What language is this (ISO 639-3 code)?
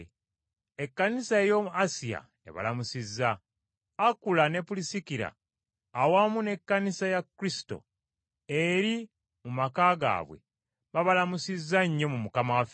lug